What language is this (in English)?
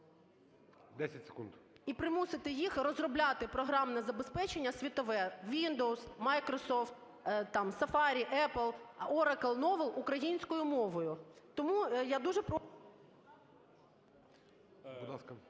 Ukrainian